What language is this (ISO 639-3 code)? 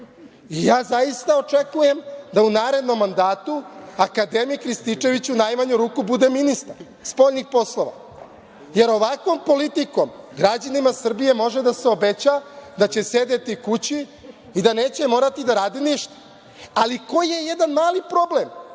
srp